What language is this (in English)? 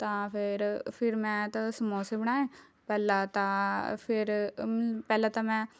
Punjabi